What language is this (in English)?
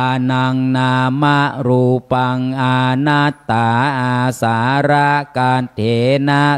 Thai